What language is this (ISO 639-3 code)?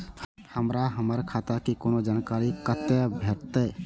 mai